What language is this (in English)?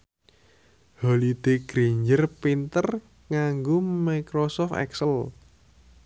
Javanese